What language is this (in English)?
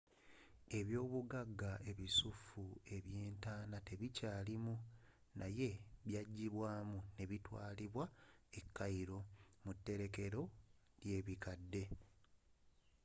Ganda